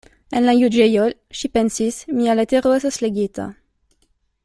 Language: Esperanto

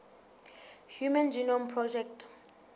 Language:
Southern Sotho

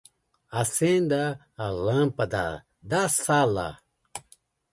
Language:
Portuguese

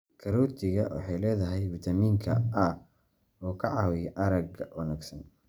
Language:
Somali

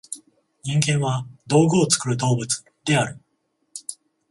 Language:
Japanese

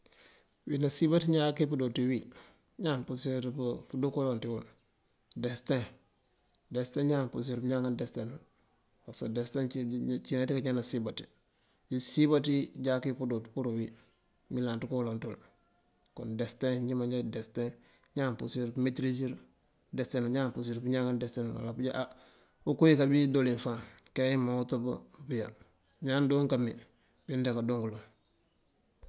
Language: Mandjak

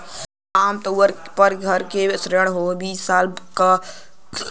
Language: Bhojpuri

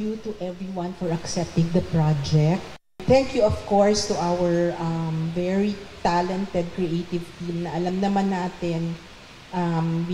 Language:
Filipino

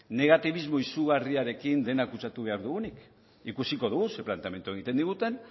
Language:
Basque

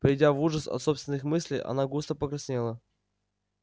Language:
Russian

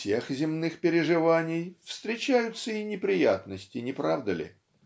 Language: Russian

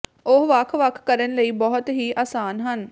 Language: Punjabi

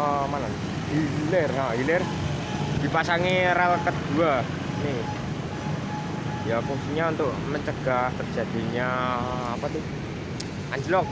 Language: Indonesian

